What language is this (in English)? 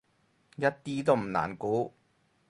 Cantonese